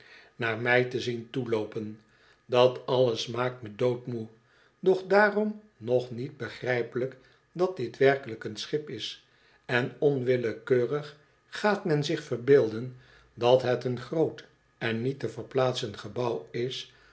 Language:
Dutch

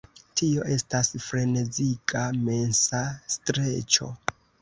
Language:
Esperanto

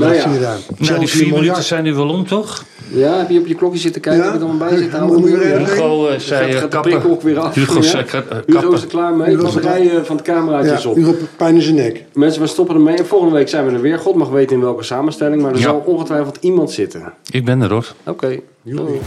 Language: Dutch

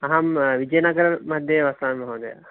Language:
Sanskrit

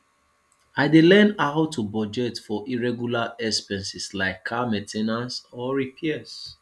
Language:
Nigerian Pidgin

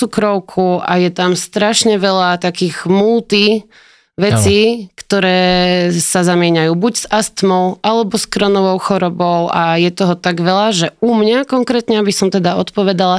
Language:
Slovak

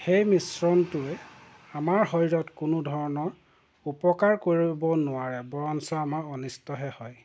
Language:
Assamese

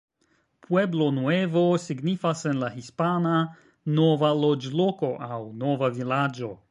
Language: Esperanto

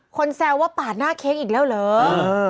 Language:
Thai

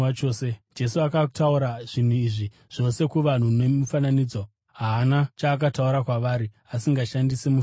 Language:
Shona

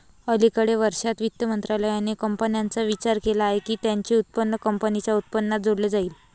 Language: Marathi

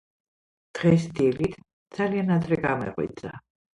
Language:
Georgian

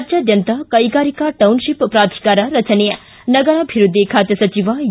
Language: Kannada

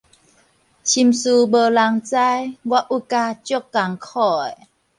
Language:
Min Nan Chinese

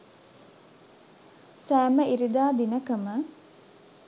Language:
Sinhala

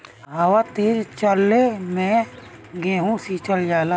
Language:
Bhojpuri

